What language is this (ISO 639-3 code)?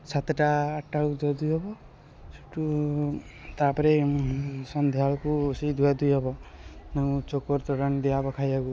ori